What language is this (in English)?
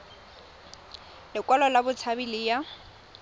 Tswana